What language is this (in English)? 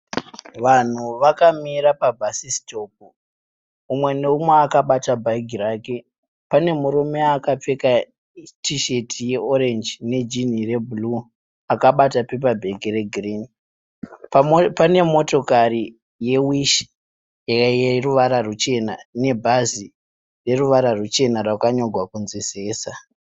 Shona